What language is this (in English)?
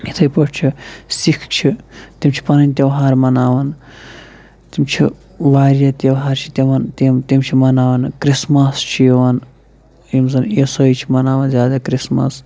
Kashmiri